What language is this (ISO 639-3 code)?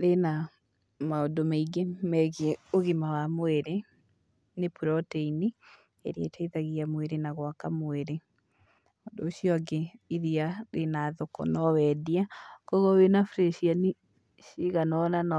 kik